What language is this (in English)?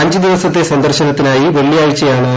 Malayalam